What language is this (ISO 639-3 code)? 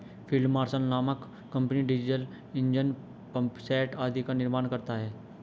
hin